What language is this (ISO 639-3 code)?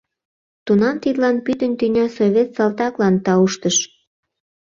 chm